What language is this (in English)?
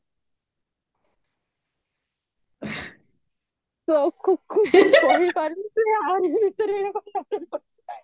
Odia